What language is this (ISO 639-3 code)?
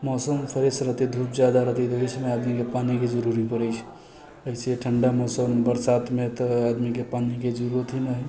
mai